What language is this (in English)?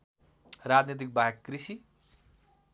Nepali